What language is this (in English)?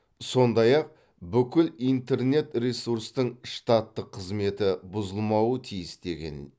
Kazakh